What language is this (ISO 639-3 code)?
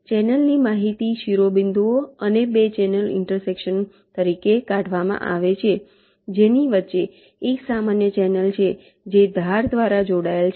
guj